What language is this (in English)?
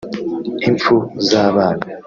Kinyarwanda